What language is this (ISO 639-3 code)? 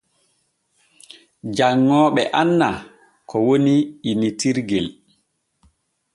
fue